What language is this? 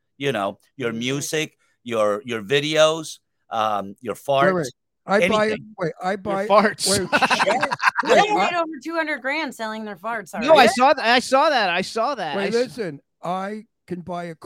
English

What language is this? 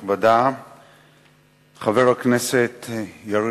Hebrew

